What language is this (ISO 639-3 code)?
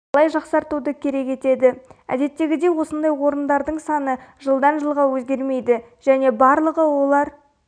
kaz